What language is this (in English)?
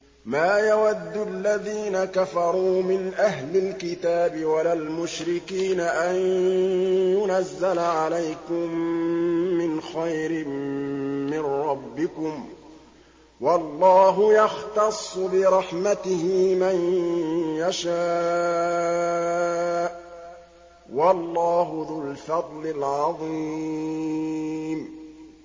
Arabic